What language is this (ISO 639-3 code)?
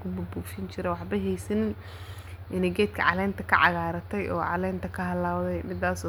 som